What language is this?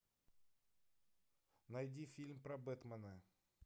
Russian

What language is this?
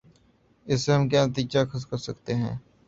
Urdu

